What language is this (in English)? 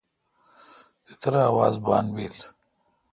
Kalkoti